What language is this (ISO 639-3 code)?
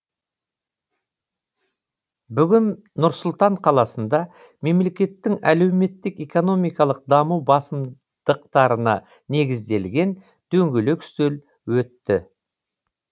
kaz